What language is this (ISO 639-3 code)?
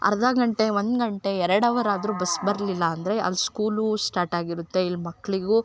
kan